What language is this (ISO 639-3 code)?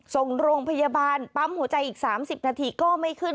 tha